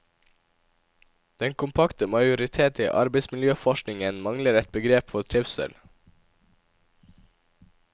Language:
Norwegian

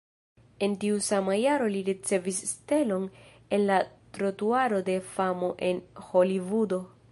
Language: Esperanto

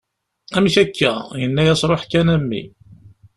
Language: Kabyle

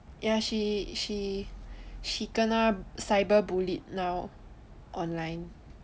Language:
English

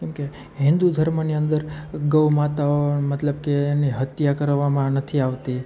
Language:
Gujarati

